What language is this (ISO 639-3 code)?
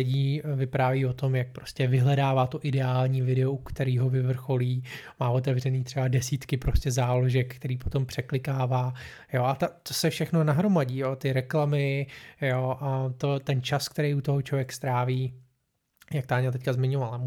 ces